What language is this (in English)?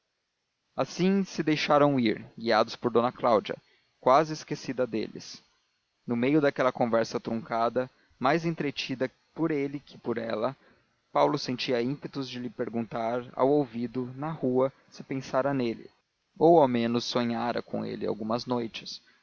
Portuguese